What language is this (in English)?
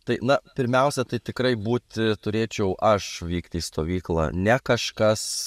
Lithuanian